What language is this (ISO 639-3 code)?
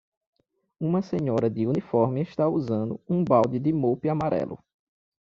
por